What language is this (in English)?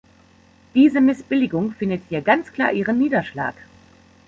German